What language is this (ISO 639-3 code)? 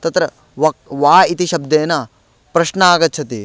san